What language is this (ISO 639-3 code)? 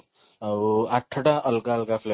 ori